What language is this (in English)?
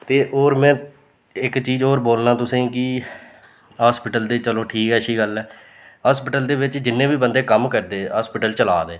Dogri